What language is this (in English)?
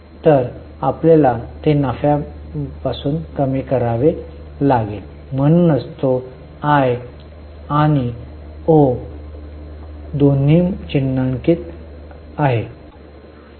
Marathi